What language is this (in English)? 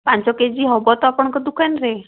Odia